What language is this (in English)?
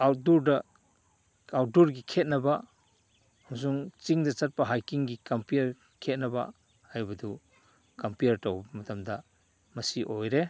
Manipuri